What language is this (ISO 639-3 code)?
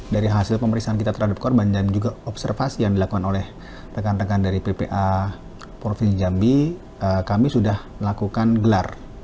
ind